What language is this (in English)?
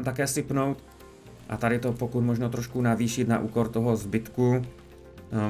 Czech